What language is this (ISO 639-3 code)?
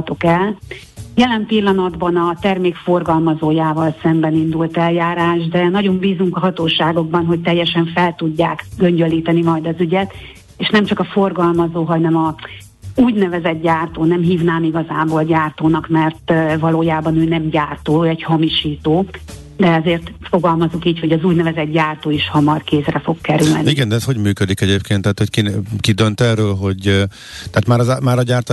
hun